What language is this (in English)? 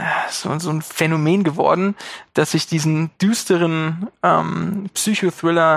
German